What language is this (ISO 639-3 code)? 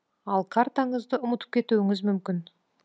kaz